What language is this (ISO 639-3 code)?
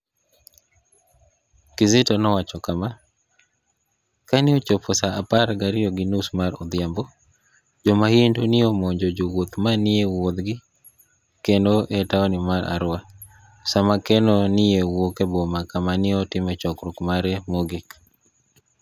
luo